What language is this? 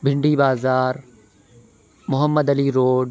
Urdu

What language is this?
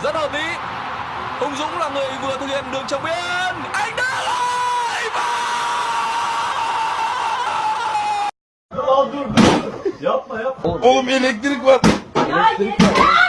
Vietnamese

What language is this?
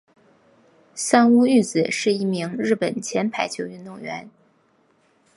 Chinese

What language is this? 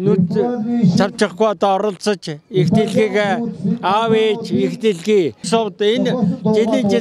Turkish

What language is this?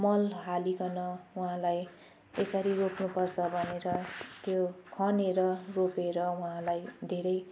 Nepali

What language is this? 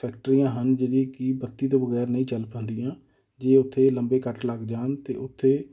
Punjabi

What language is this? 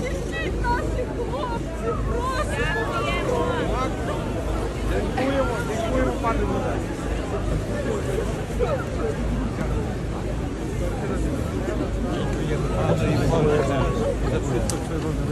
Polish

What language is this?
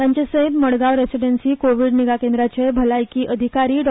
Konkani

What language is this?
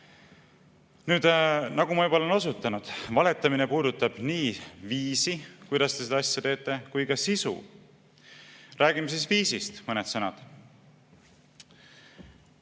Estonian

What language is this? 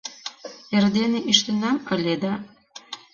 Mari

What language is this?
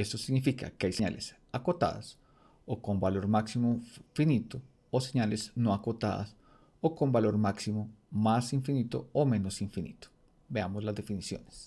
Spanish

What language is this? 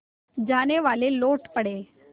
Hindi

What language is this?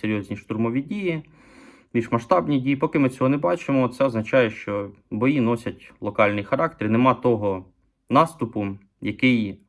Ukrainian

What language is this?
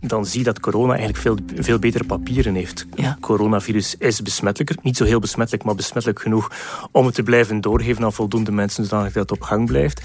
Dutch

